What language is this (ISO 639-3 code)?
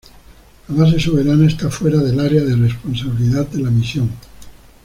spa